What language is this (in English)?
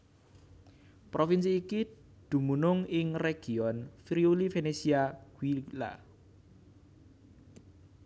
Javanese